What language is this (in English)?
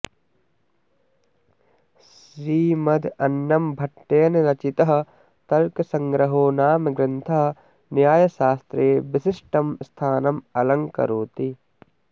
Sanskrit